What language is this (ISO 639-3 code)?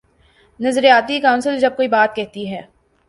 urd